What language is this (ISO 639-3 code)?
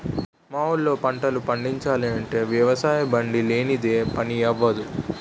tel